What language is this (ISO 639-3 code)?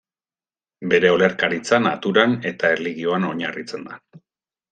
eus